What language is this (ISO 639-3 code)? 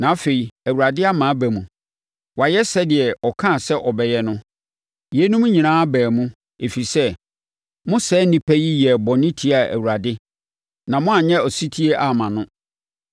aka